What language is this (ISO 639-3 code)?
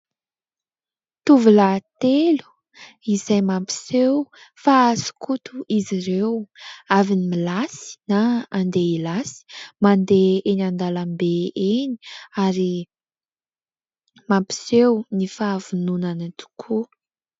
mlg